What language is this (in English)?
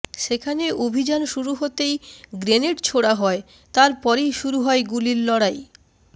Bangla